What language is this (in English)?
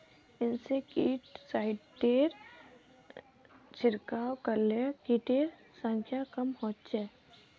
Magahi